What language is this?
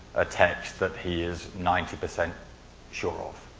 English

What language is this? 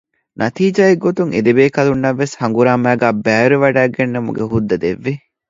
Divehi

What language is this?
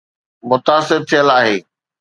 Sindhi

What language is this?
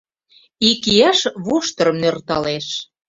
Mari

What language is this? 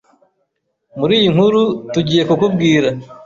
Kinyarwanda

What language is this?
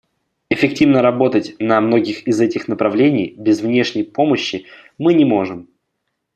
Russian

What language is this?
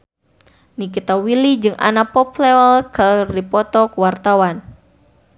Sundanese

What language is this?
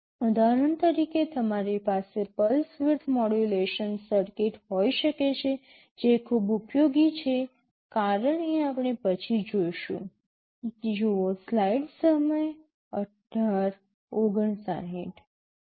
Gujarati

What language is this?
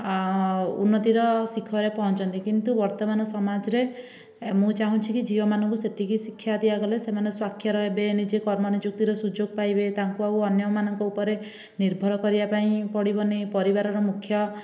Odia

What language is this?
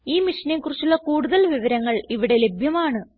Malayalam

